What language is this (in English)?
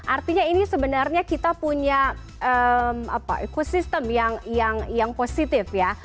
Indonesian